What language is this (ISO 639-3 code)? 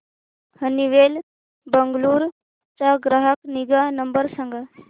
mar